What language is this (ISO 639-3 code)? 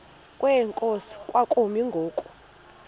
xho